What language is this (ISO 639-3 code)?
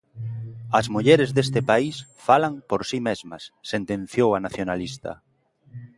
glg